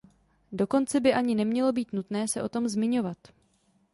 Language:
Czech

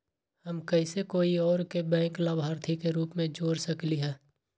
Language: Magahi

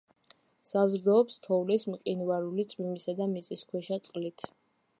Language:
Georgian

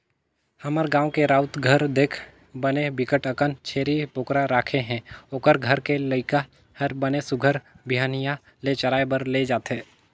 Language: Chhattisgarhi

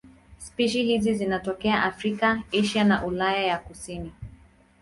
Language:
Swahili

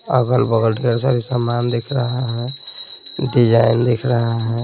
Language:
Hindi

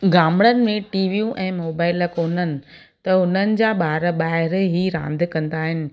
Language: Sindhi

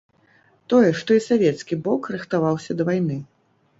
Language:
Belarusian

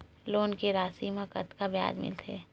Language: Chhattisgarhi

